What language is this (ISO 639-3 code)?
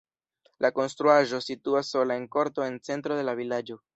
epo